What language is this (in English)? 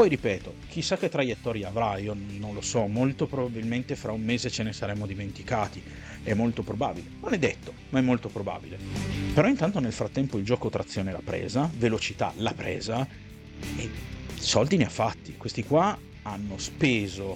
Italian